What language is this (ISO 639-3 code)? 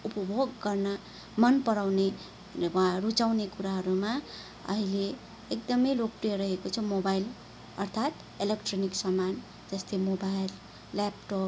nep